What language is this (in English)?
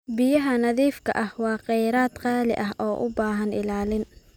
Somali